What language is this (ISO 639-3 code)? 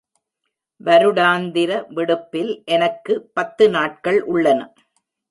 tam